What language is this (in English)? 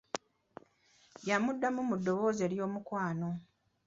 Ganda